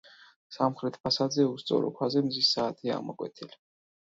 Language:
Georgian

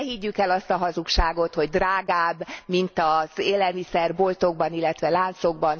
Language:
Hungarian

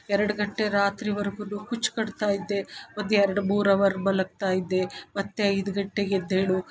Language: Kannada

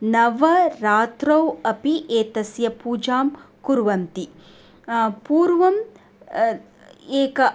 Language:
Sanskrit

